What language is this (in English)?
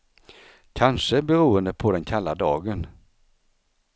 Swedish